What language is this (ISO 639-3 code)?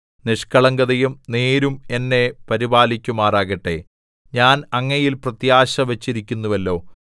mal